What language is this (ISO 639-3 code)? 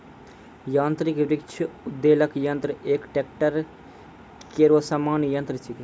mai